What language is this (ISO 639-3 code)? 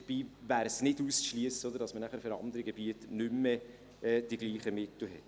gsw